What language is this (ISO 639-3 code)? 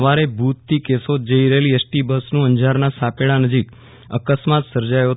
guj